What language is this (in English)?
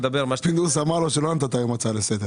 Hebrew